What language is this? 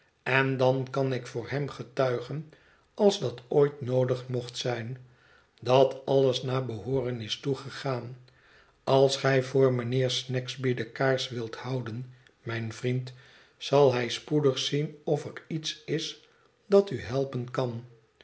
Dutch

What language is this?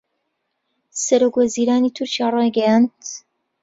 Central Kurdish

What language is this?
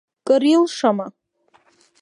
Abkhazian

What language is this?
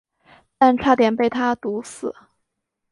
Chinese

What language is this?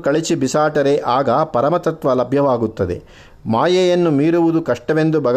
Kannada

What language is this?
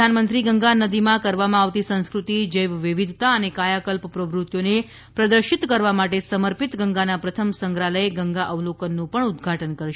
Gujarati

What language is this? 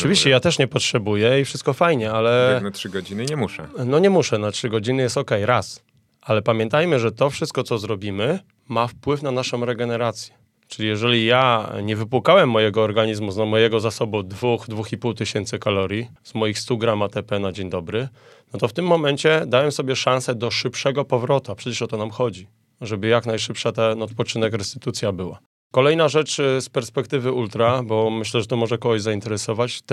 Polish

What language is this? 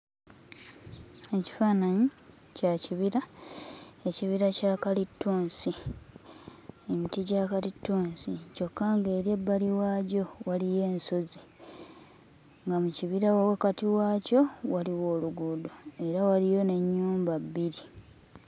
Ganda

